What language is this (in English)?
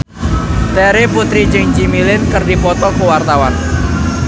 Sundanese